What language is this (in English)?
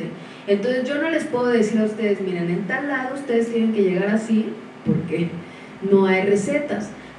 Spanish